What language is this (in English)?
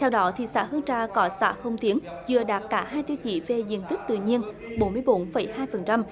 Vietnamese